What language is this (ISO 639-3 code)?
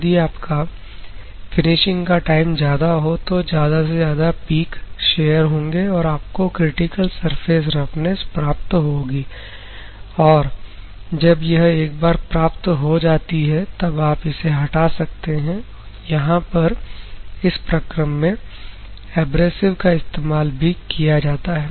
hin